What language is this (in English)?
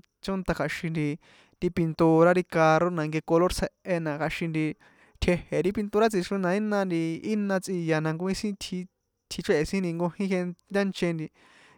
San Juan Atzingo Popoloca